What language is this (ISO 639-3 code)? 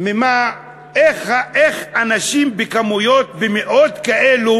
heb